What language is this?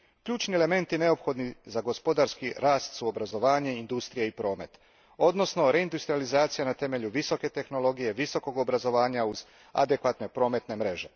Croatian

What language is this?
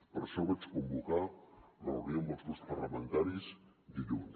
Catalan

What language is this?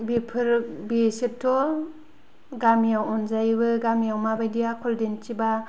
Bodo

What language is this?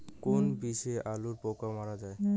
Bangla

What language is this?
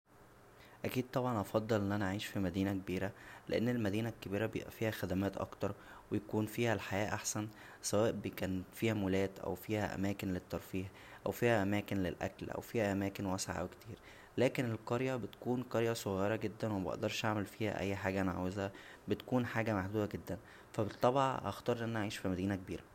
Egyptian Arabic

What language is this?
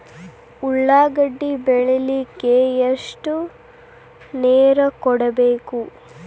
Kannada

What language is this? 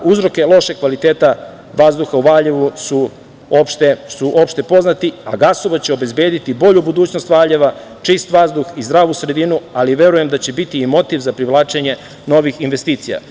Serbian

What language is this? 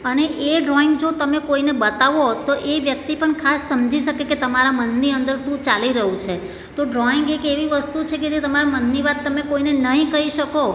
Gujarati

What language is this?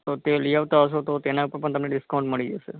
Gujarati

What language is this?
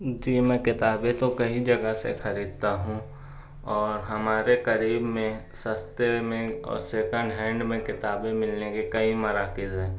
Urdu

